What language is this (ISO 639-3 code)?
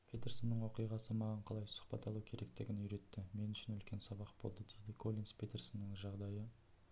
kaz